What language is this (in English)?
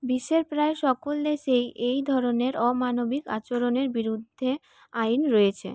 Bangla